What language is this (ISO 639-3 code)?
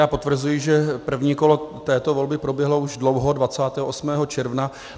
ces